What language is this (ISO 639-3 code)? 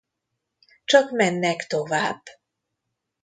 hun